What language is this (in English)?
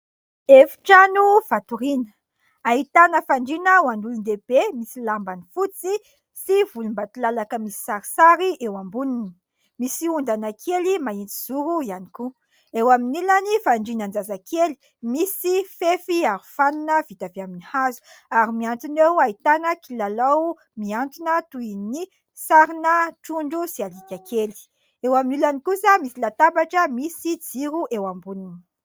Malagasy